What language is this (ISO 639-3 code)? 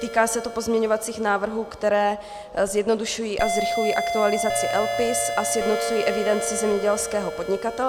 ces